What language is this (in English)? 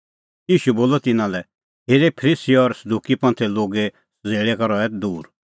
Kullu Pahari